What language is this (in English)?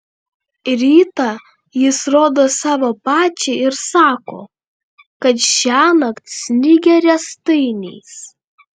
Lithuanian